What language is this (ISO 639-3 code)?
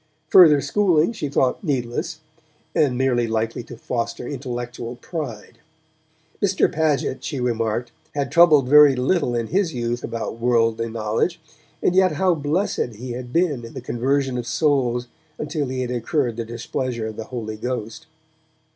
eng